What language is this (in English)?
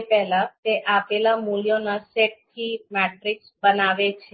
Gujarati